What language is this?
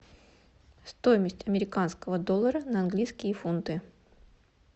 Russian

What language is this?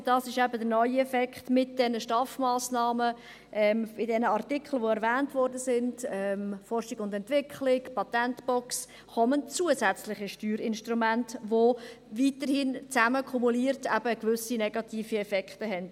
Swiss German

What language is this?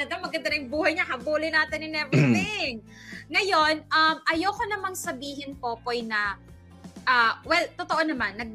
Filipino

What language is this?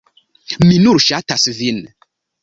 Esperanto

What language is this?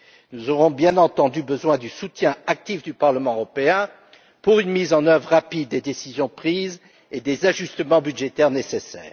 French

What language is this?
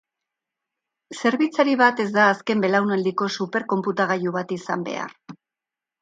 Basque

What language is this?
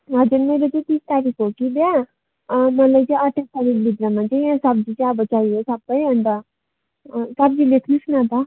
Nepali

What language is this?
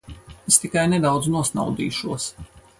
Latvian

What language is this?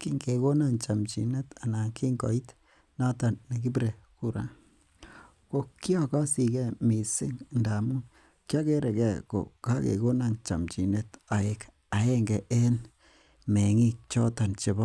Kalenjin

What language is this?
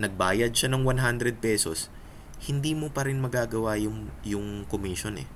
Filipino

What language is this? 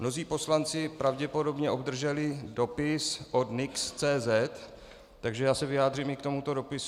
Czech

